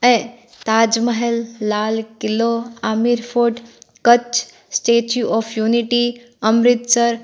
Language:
Sindhi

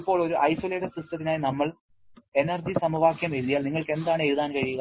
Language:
Malayalam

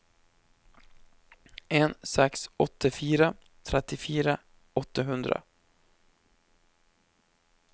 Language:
Norwegian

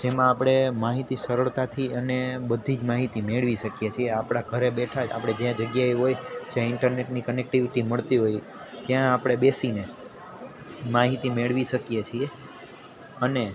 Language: Gujarati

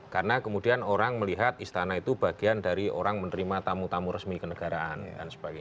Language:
Indonesian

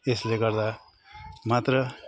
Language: Nepali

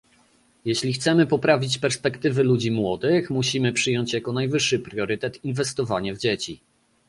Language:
Polish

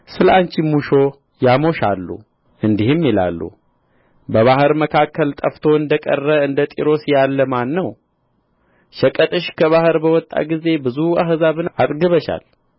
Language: Amharic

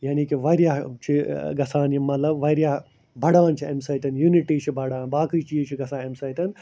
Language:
Kashmiri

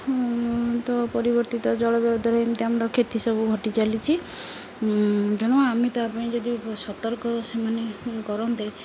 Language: Odia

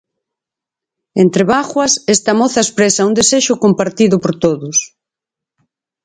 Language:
Galician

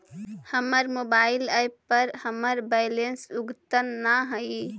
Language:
Magahi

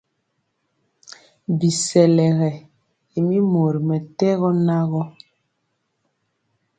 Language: Mpiemo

